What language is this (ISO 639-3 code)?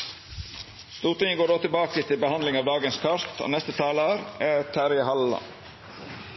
nno